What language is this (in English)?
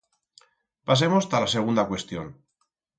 Aragonese